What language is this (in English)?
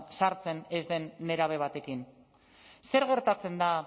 Basque